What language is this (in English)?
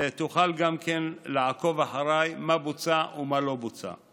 Hebrew